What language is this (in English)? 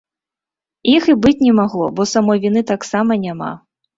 Belarusian